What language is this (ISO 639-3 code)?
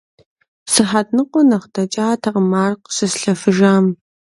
kbd